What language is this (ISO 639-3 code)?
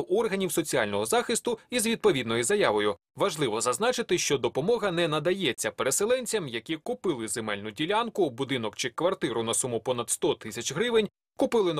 ukr